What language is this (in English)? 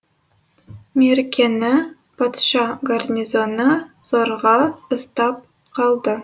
Kazakh